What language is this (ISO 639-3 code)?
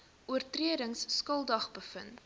afr